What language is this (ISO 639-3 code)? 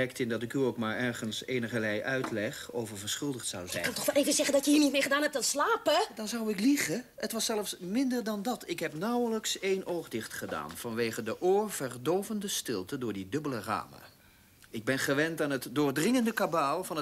nld